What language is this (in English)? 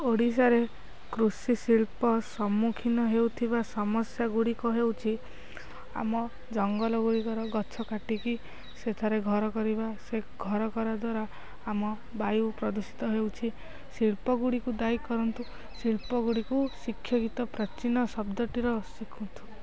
Odia